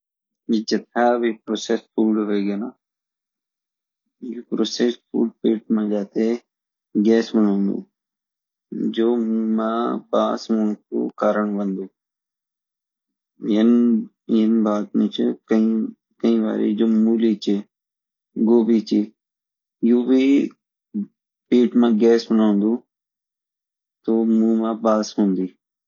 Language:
Garhwali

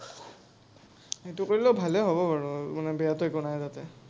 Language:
Assamese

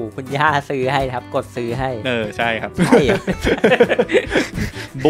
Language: Thai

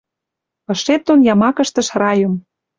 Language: Western Mari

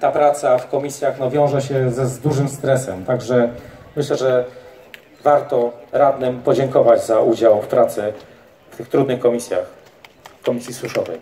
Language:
Polish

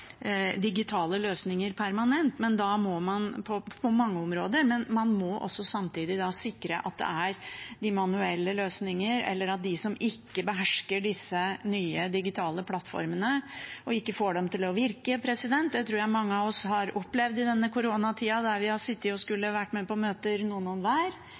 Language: Norwegian Bokmål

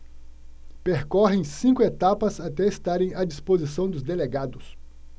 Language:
Portuguese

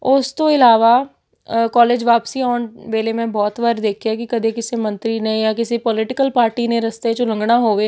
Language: Punjabi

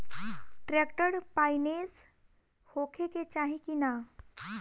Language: Bhojpuri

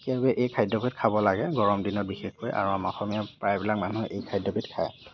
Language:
Assamese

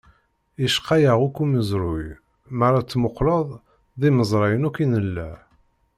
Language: Kabyle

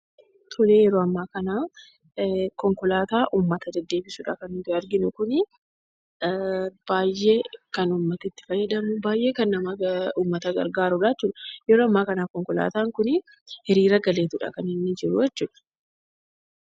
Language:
Oromo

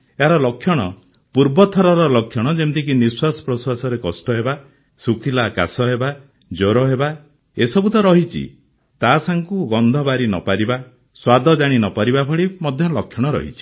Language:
Odia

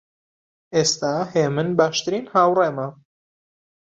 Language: Central Kurdish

